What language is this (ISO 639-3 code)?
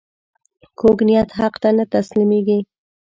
pus